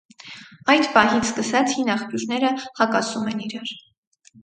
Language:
Armenian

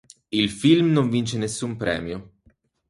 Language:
Italian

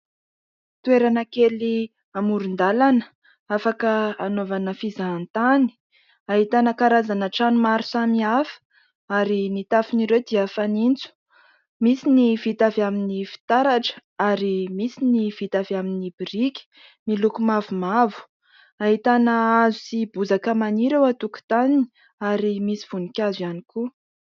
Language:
Malagasy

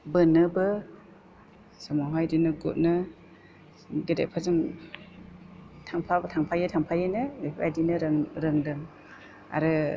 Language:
Bodo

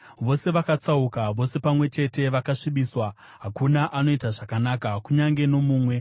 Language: Shona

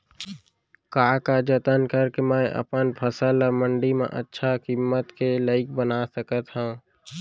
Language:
Chhattisgarhi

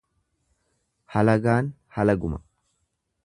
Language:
Oromo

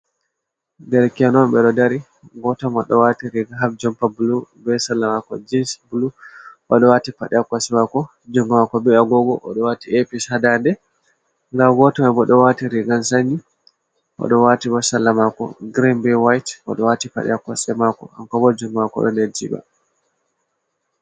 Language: Fula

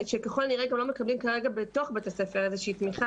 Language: Hebrew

